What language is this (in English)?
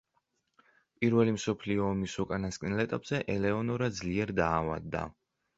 Georgian